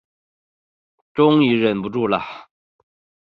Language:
Chinese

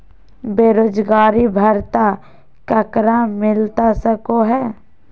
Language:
Magahi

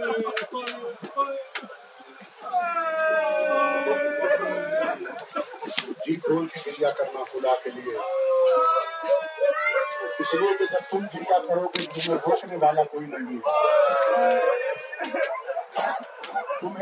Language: Urdu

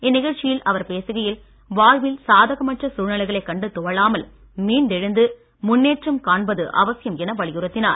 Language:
Tamil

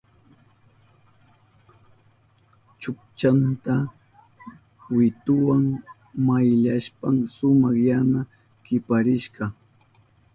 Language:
Southern Pastaza Quechua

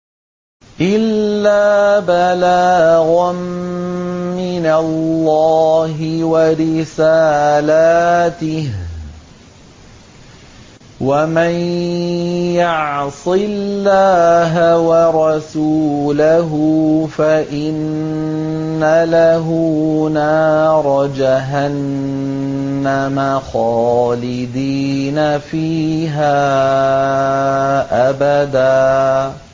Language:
Arabic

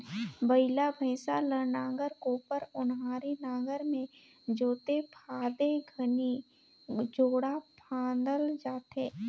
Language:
Chhattisgarhi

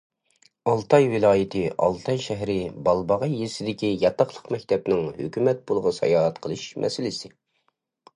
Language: Uyghur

